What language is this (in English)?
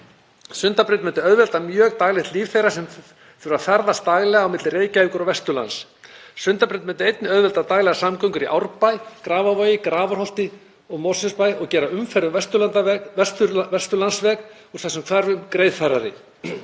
Icelandic